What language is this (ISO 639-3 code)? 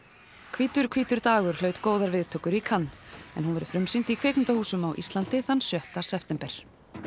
isl